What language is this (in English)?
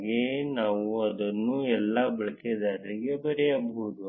Kannada